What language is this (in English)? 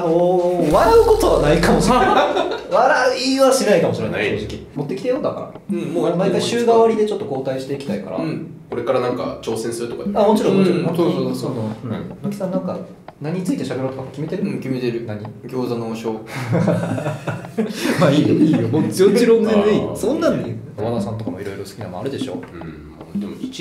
Japanese